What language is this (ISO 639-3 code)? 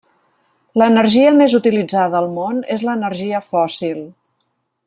cat